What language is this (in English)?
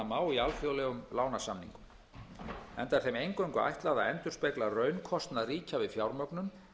Icelandic